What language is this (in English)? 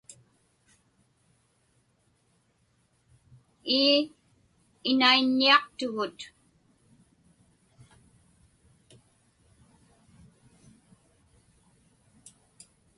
Inupiaq